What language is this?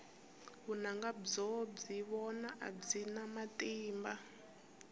Tsonga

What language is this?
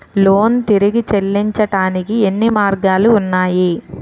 Telugu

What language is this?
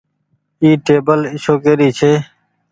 Goaria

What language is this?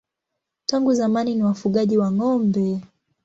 Swahili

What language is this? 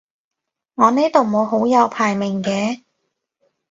Cantonese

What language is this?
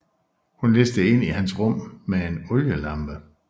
Danish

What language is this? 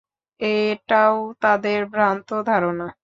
Bangla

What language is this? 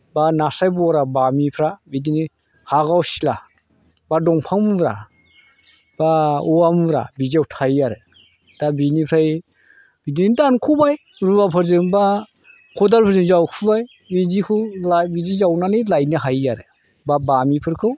Bodo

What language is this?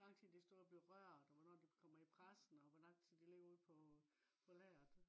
Danish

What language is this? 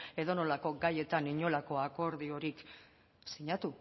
Basque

